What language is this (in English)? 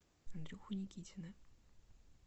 Russian